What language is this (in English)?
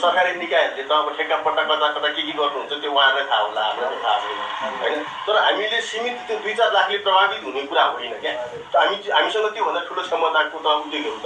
Nepali